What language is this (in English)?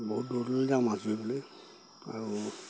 Assamese